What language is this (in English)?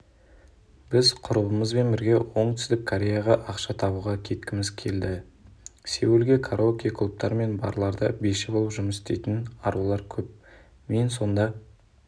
Kazakh